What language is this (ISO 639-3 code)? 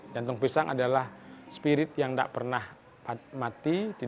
ind